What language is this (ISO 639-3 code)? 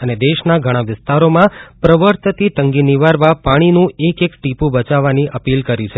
guj